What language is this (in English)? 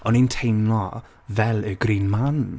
Welsh